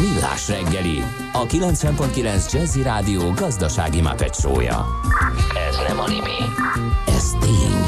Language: Hungarian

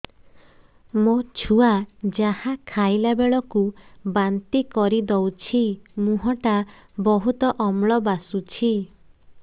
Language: Odia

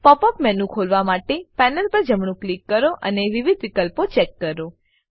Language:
Gujarati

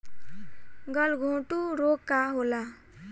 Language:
Bhojpuri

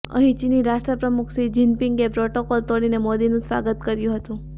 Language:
Gujarati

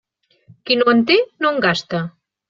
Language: Catalan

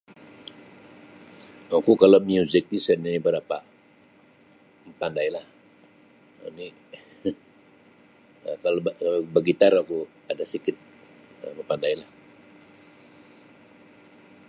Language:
Sabah Bisaya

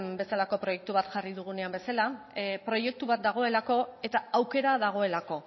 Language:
Basque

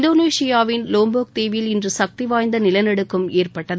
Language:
Tamil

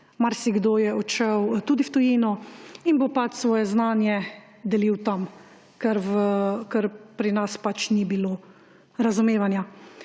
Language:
Slovenian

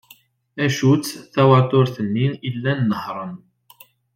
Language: Kabyle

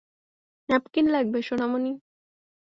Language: Bangla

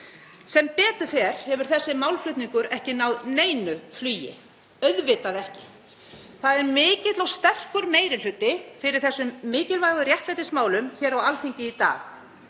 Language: Icelandic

